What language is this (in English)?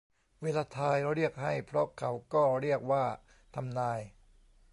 Thai